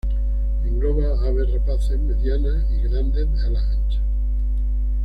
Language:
Spanish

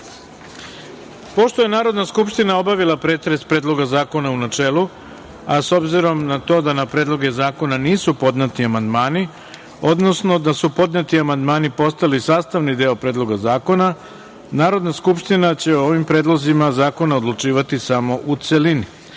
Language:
Serbian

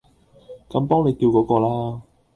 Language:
Cantonese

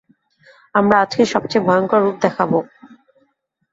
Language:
Bangla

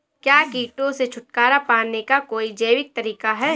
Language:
Hindi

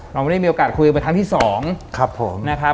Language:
Thai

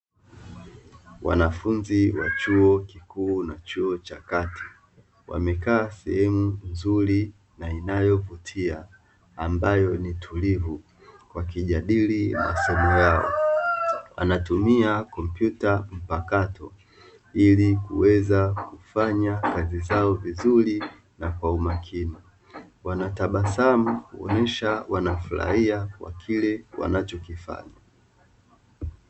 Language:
Swahili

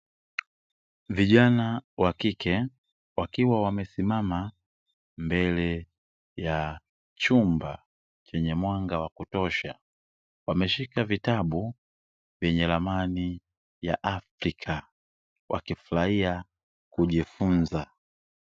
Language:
Swahili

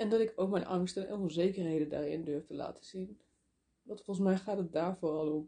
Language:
Dutch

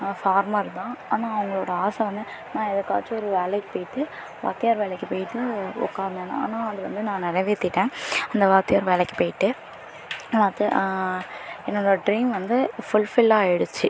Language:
Tamil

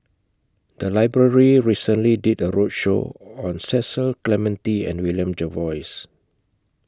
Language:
English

